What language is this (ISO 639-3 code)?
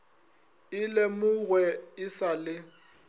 nso